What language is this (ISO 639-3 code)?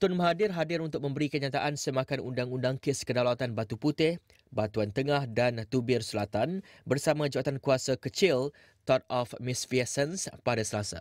msa